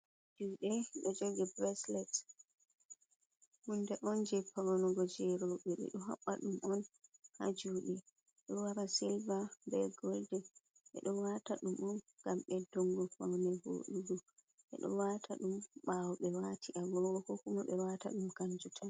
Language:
Fula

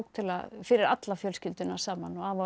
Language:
Icelandic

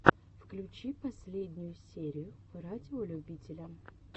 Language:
Russian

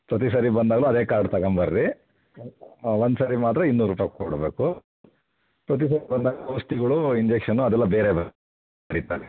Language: Kannada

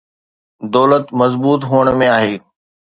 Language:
Sindhi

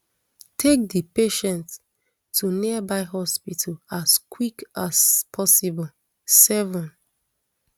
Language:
Nigerian Pidgin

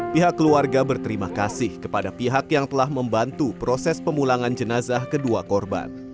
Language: Indonesian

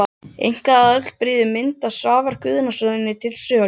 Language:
Icelandic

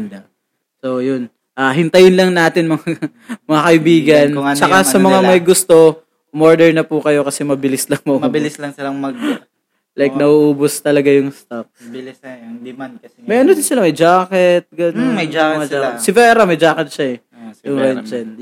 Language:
Filipino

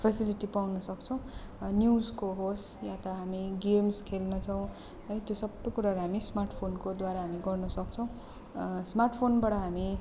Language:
Nepali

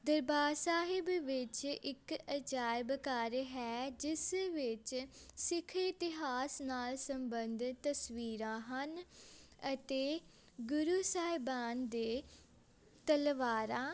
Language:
Punjabi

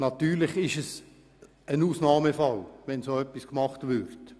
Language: Swiss German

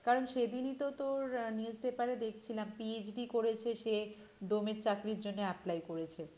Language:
Bangla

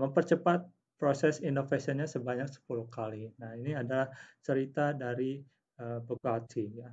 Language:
Indonesian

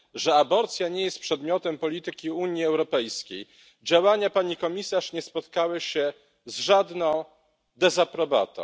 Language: Polish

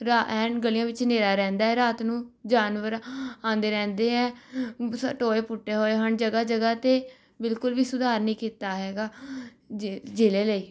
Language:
Punjabi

